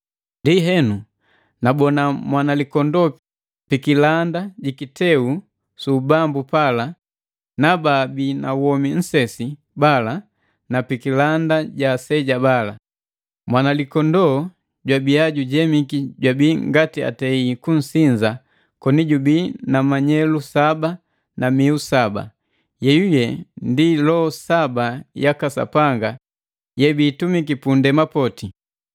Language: Matengo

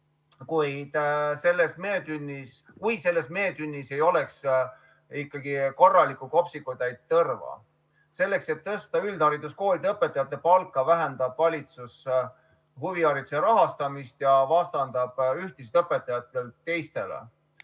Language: Estonian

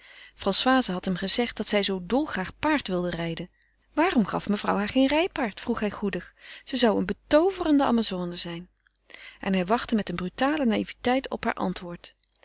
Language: Dutch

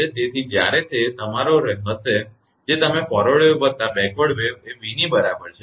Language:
Gujarati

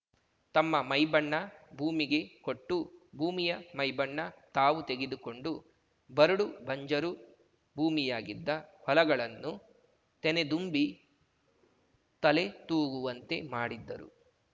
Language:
Kannada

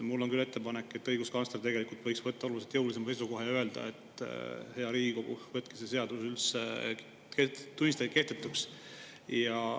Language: Estonian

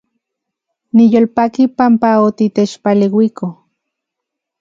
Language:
Central Puebla Nahuatl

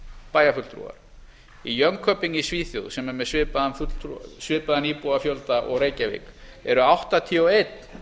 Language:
Icelandic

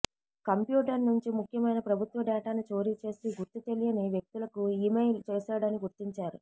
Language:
Telugu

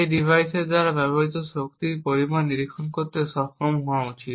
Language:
Bangla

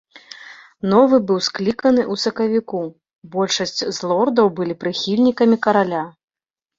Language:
Belarusian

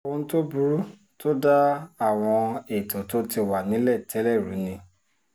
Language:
Yoruba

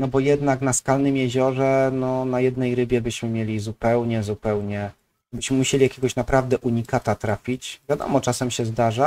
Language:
Polish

